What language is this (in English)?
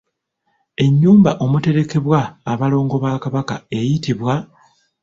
Ganda